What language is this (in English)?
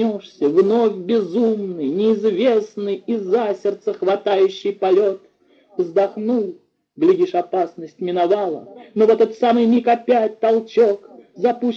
Russian